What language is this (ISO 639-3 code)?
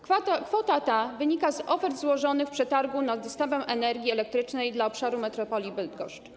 pol